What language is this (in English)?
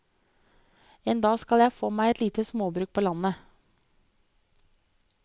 Norwegian